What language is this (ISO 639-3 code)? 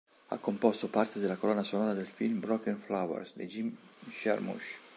ita